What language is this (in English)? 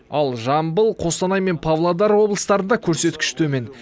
Kazakh